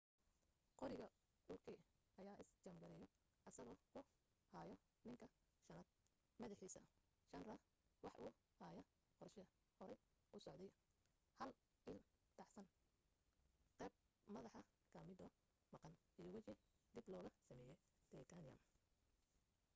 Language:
Somali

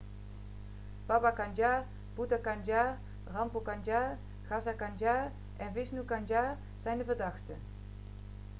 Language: Dutch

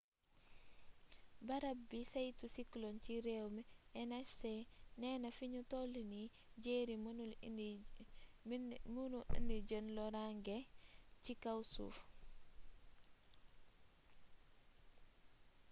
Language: Wolof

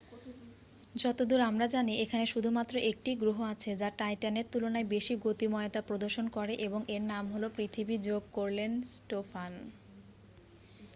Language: Bangla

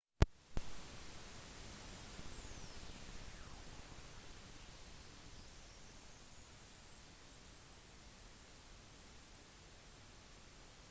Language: Norwegian Bokmål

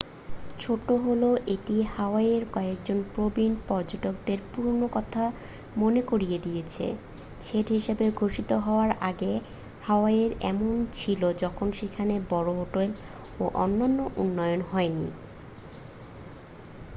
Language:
Bangla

